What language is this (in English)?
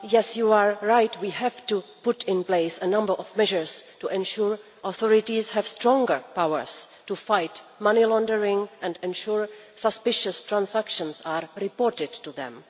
English